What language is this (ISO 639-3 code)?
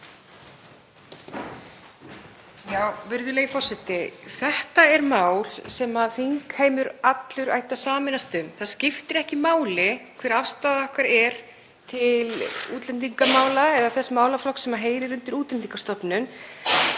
isl